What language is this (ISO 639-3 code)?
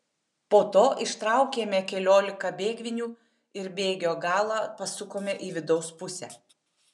lit